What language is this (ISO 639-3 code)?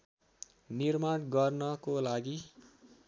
nep